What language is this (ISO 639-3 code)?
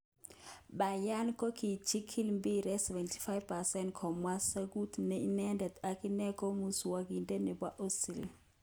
kln